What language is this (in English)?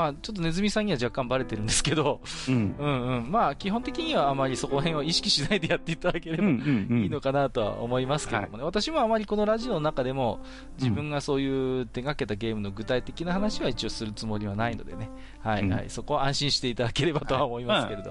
Japanese